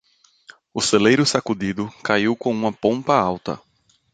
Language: Portuguese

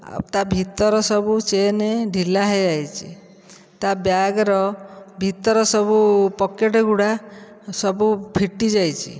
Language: Odia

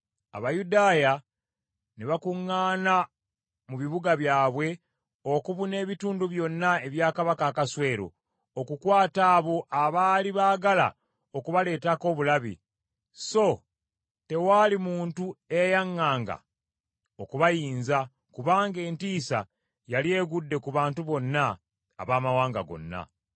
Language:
Ganda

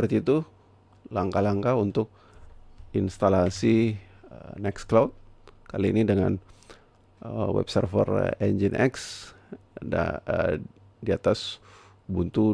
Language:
Indonesian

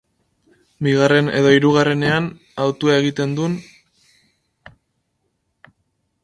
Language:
Basque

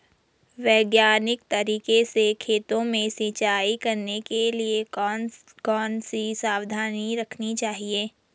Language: Hindi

